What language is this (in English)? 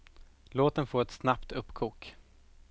Swedish